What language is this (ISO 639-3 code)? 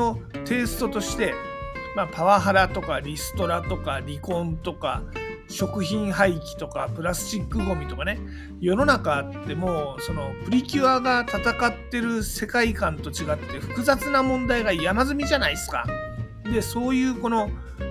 jpn